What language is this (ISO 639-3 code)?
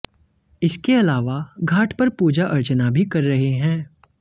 hin